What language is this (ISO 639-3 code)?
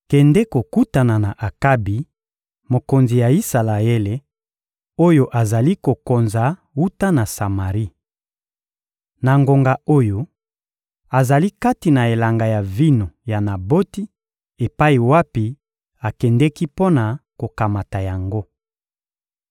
lin